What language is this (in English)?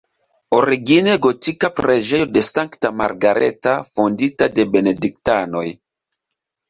Esperanto